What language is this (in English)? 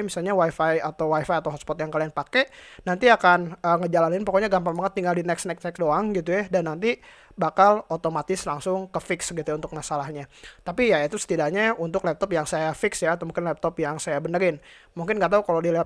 Indonesian